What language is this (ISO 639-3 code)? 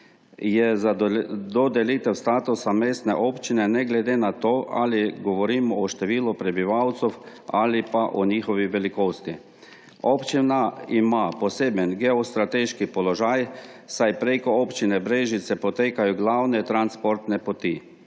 slv